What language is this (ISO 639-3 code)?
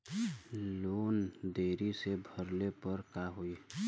bho